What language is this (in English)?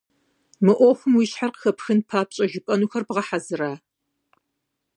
Kabardian